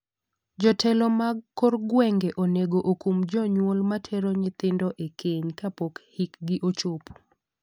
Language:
Luo (Kenya and Tanzania)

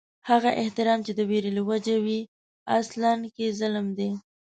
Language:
Pashto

